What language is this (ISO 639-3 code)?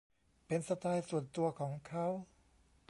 tha